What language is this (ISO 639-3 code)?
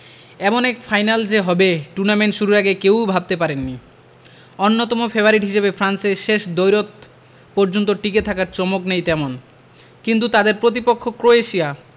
ben